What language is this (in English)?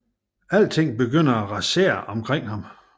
Danish